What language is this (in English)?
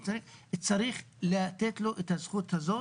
Hebrew